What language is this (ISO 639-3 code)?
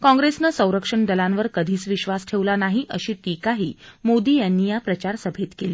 mar